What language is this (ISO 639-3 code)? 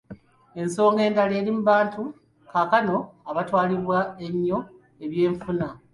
lug